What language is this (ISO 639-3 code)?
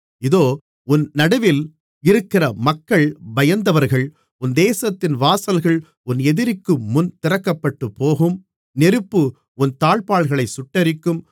tam